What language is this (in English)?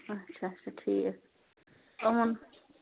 Kashmiri